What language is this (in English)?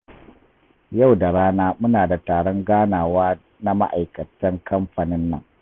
Hausa